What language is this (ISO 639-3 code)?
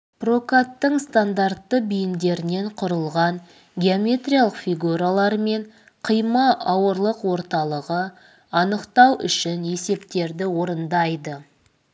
kaz